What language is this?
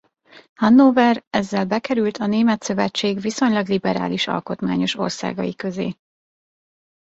Hungarian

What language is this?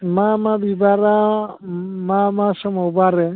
Bodo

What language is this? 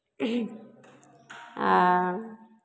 Maithili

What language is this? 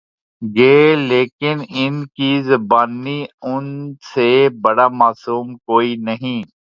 Urdu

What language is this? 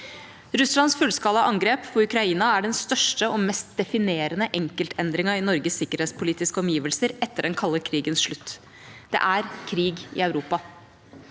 Norwegian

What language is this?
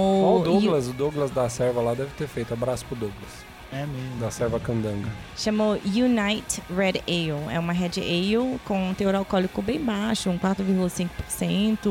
Portuguese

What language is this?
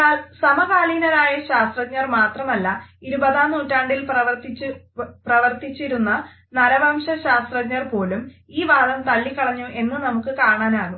Malayalam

